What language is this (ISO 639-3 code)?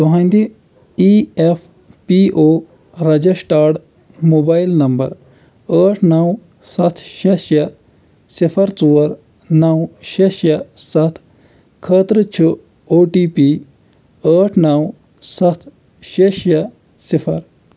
kas